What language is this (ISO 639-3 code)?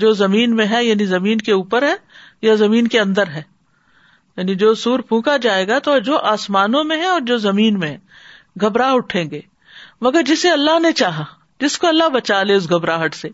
urd